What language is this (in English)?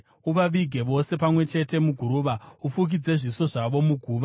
Shona